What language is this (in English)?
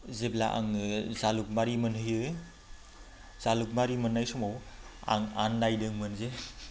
Bodo